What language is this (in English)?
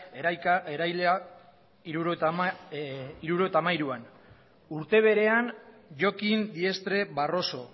Basque